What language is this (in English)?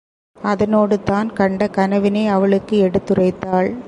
Tamil